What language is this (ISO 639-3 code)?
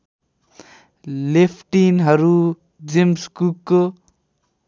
nep